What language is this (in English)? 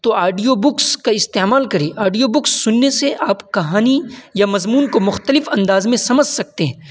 Urdu